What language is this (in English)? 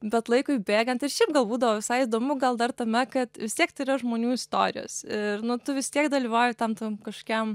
Lithuanian